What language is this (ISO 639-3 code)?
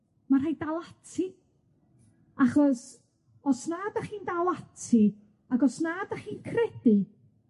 cym